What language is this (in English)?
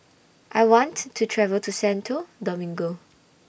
English